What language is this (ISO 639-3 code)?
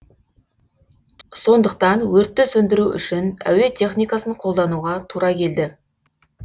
kaz